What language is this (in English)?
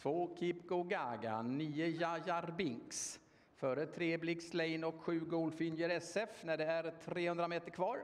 Swedish